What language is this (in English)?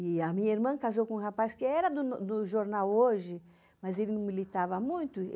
Portuguese